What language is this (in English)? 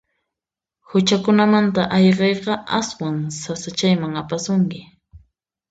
Puno Quechua